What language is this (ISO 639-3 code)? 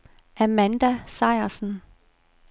dan